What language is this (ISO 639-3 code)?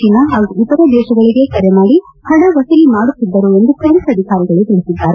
kan